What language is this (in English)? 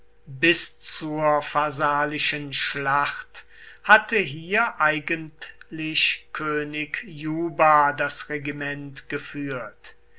German